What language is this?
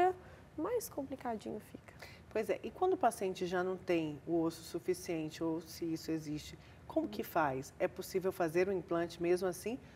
Portuguese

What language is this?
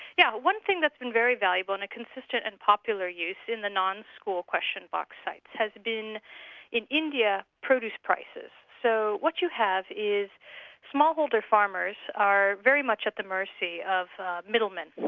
English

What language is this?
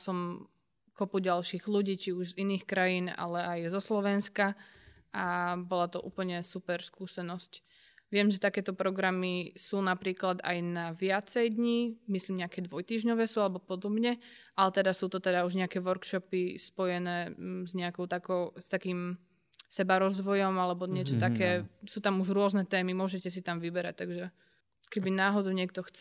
Slovak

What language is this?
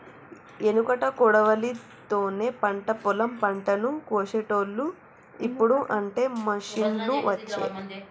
Telugu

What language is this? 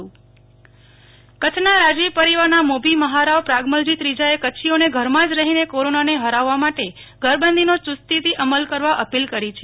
Gujarati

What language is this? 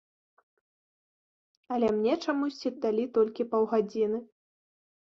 Belarusian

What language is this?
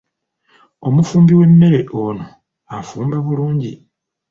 Ganda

